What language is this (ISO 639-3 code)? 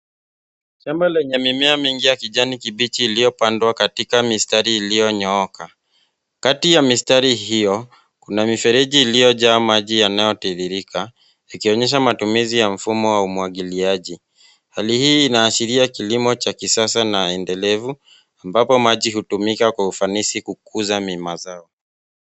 swa